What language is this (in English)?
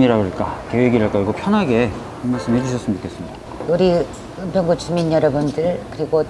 Korean